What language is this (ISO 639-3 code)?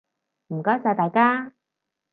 yue